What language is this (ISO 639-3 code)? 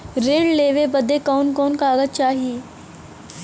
bho